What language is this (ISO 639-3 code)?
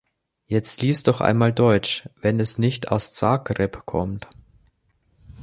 deu